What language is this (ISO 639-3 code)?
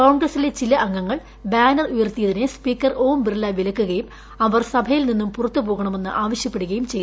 mal